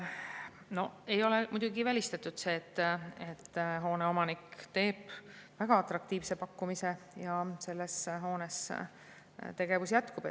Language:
Estonian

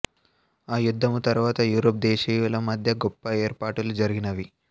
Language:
Telugu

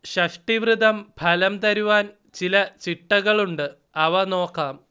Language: Malayalam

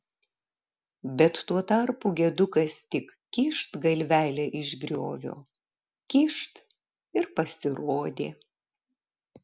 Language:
Lithuanian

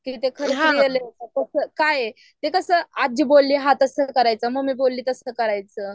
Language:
Marathi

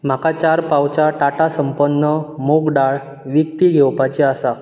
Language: Konkani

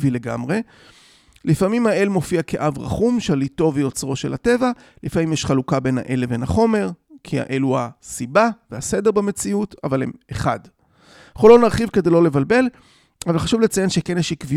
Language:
Hebrew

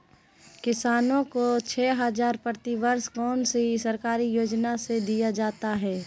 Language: Magahi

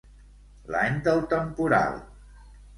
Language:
Catalan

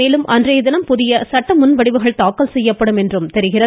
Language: Tamil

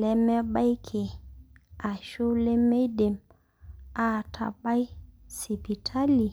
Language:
Masai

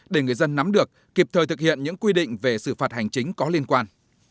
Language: Vietnamese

